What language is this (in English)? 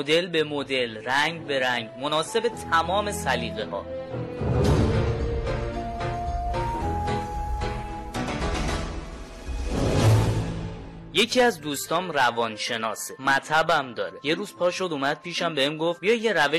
Persian